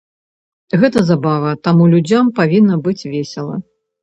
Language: Belarusian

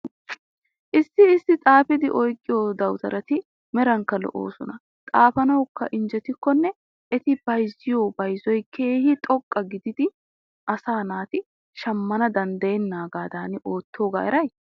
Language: Wolaytta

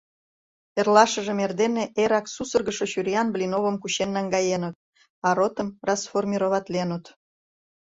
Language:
Mari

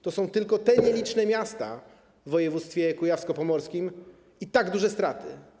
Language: Polish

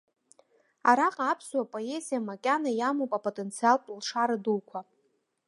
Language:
Abkhazian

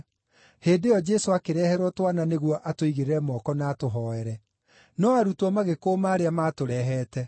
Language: Kikuyu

